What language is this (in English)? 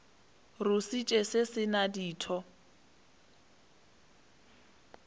Northern Sotho